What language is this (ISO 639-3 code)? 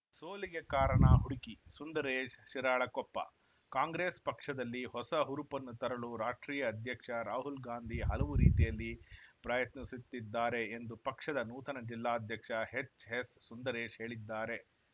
kan